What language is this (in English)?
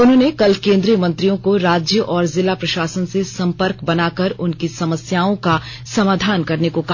Hindi